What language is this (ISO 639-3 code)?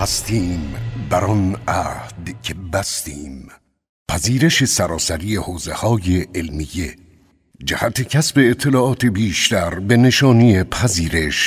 fas